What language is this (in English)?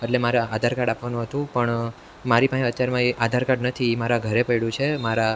Gujarati